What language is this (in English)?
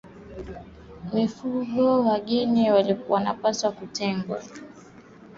Swahili